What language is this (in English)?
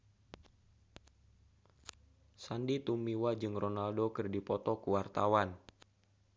Sundanese